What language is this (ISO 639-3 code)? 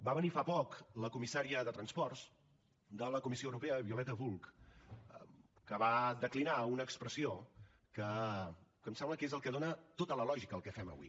cat